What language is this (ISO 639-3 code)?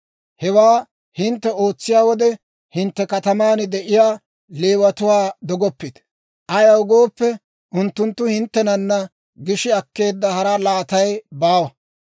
dwr